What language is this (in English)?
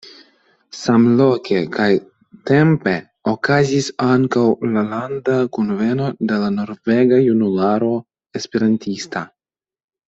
Esperanto